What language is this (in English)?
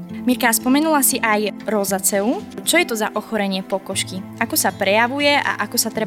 Slovak